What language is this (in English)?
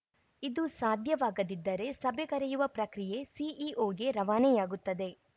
Kannada